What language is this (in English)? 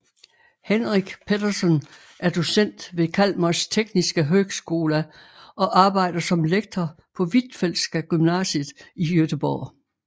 Danish